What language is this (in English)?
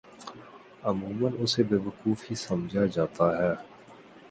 Urdu